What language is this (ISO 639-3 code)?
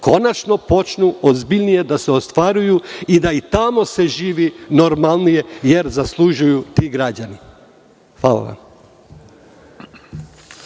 srp